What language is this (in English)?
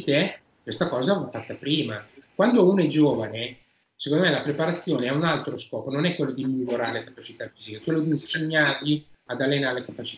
Italian